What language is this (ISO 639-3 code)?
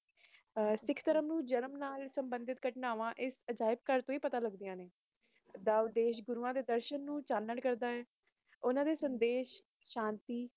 pan